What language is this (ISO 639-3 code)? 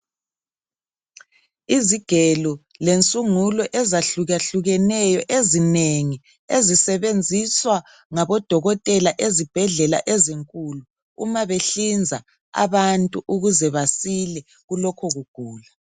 nde